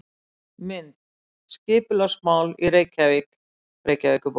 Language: Icelandic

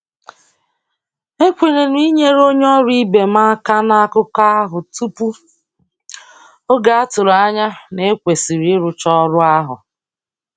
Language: Igbo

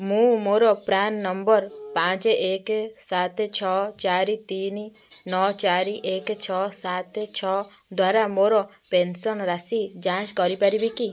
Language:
Odia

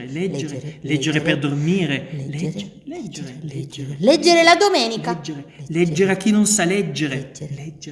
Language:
Italian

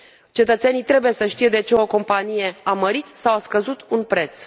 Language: Romanian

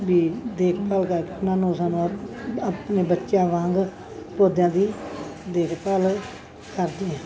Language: Punjabi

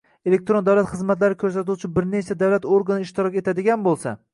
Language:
Uzbek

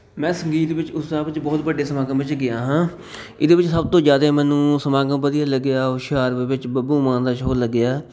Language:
Punjabi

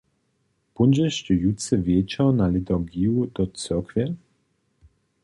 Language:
Upper Sorbian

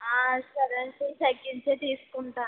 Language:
Telugu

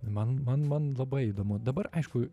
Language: Lithuanian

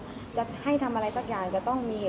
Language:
Thai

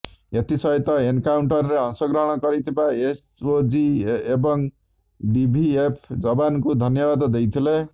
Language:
Odia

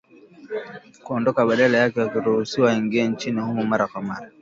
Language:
Swahili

